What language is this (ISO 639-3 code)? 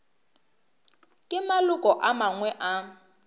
nso